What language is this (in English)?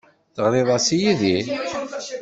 Kabyle